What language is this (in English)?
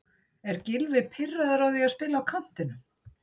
Icelandic